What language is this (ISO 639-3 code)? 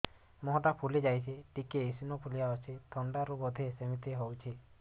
ori